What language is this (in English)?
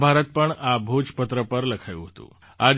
Gujarati